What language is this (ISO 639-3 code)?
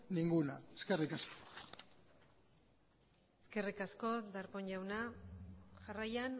eus